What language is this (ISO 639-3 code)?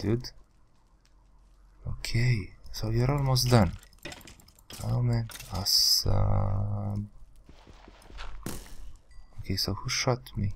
eng